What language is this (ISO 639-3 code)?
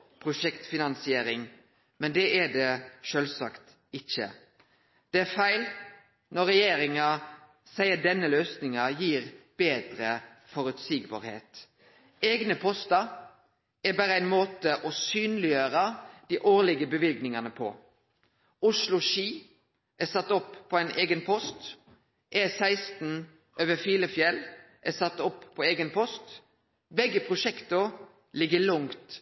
nno